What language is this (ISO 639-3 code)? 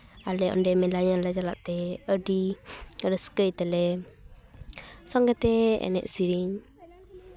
sat